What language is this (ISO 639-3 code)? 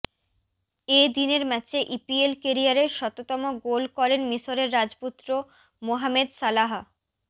ben